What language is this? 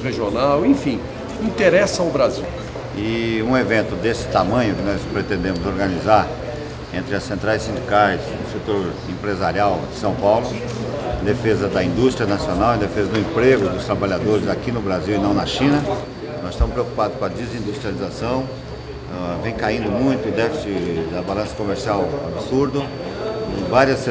Portuguese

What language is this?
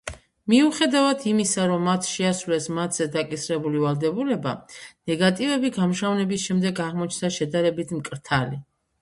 Georgian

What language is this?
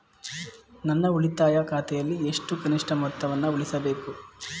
Kannada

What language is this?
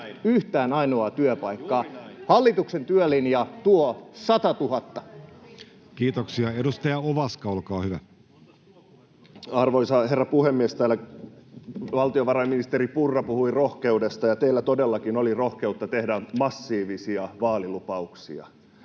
Finnish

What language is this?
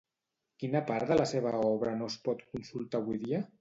Catalan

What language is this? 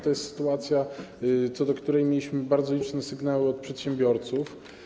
Polish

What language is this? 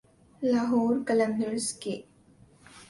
Urdu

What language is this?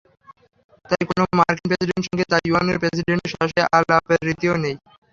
Bangla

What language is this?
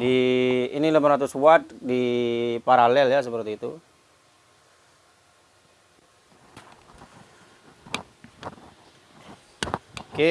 Indonesian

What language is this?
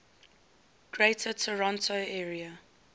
English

